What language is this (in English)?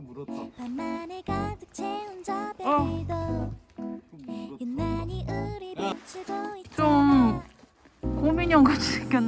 Korean